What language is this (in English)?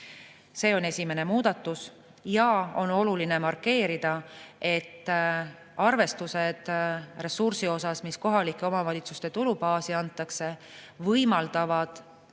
Estonian